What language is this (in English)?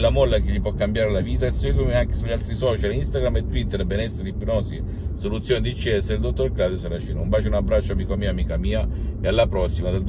Italian